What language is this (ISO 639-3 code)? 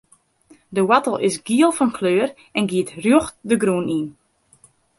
fry